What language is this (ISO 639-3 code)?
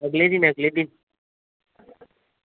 doi